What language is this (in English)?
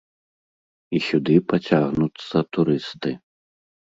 Belarusian